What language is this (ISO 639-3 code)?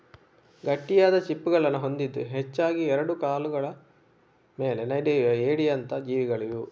kan